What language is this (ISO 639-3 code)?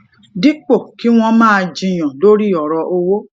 yor